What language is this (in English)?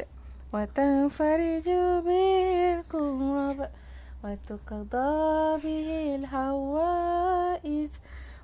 Malay